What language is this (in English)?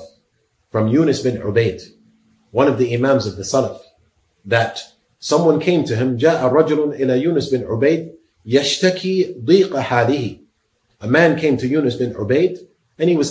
English